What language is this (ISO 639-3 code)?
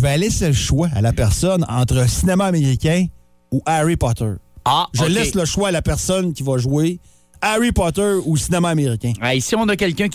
fra